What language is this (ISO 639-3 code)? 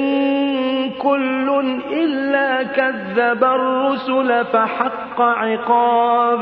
ara